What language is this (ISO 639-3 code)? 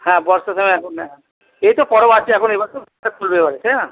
ben